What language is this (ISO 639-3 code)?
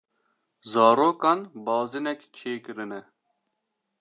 kur